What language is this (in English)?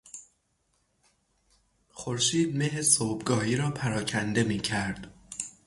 Persian